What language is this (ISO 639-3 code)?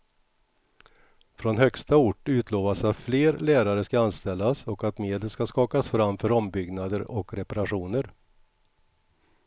swe